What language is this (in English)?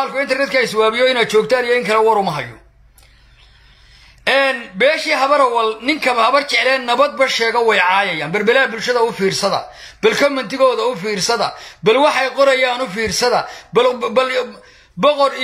Arabic